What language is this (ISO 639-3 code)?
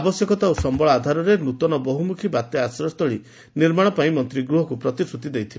ori